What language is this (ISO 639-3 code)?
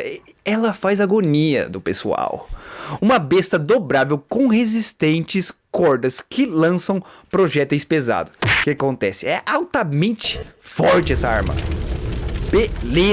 por